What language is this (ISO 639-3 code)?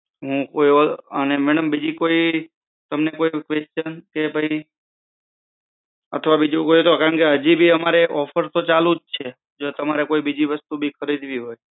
guj